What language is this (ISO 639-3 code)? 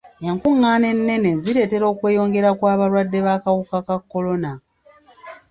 lug